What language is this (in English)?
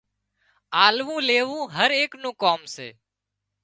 Wadiyara Koli